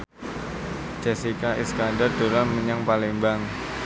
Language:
Javanese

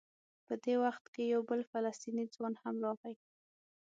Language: Pashto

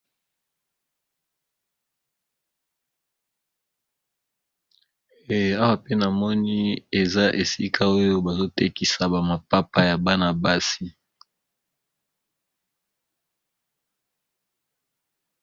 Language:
Lingala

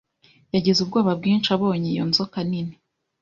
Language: Kinyarwanda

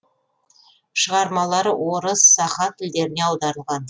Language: Kazakh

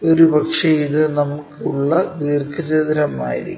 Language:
Malayalam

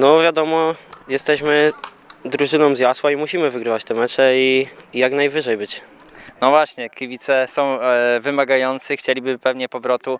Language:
Polish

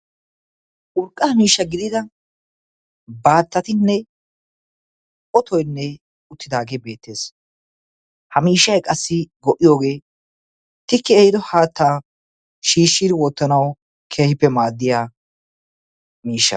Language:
Wolaytta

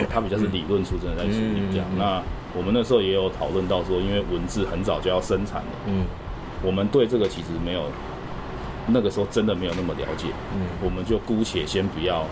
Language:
Chinese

